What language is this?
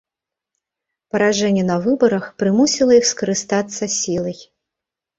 Belarusian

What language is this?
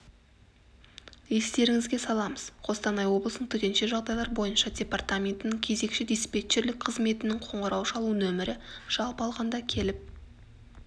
Kazakh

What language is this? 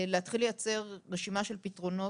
Hebrew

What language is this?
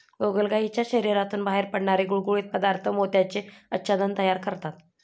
Marathi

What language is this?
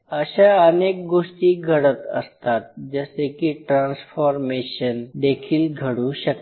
Marathi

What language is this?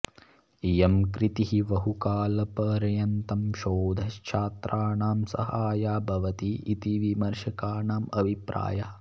Sanskrit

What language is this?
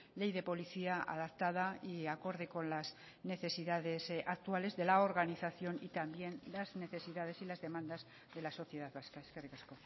Spanish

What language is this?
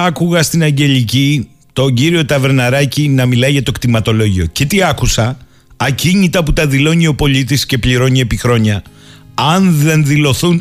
Greek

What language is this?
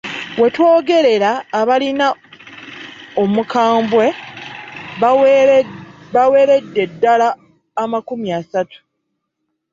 Ganda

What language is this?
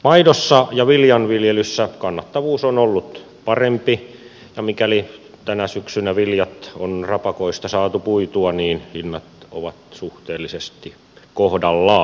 Finnish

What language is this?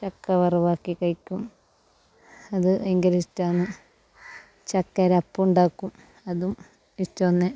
Malayalam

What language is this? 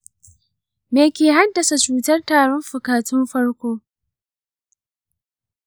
Hausa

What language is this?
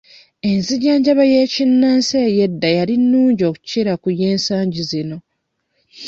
Ganda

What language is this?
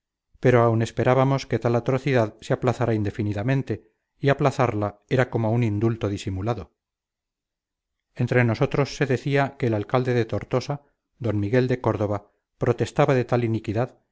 Spanish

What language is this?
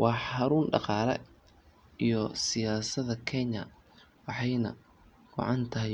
Somali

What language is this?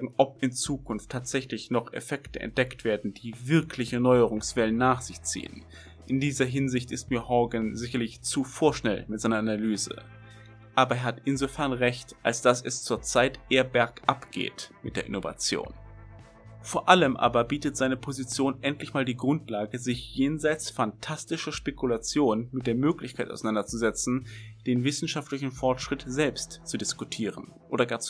German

